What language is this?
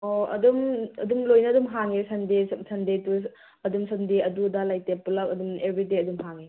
Manipuri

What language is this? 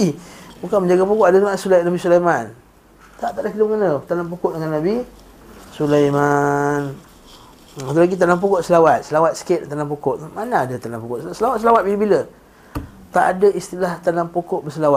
Malay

